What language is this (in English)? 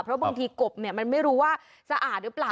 Thai